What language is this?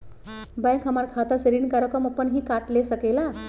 Magahi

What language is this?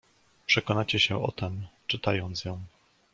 Polish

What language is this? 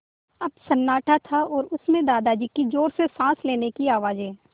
Hindi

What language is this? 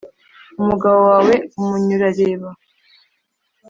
Kinyarwanda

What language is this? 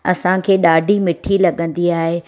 Sindhi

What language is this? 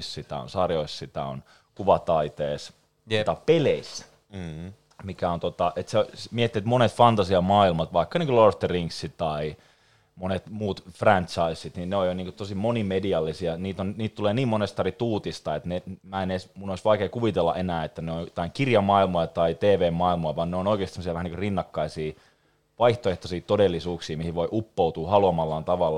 Finnish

